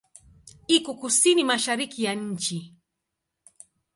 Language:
Swahili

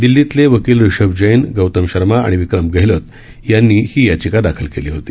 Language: Marathi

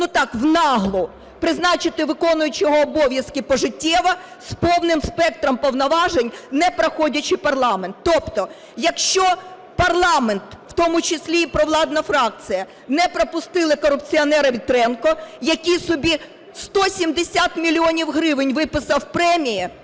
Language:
Ukrainian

